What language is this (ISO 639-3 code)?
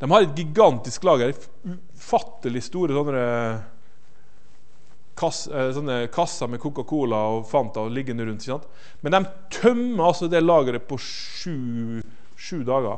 nor